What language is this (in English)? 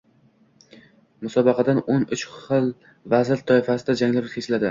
Uzbek